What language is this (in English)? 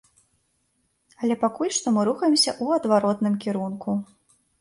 Belarusian